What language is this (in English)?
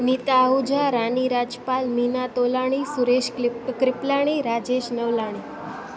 Sindhi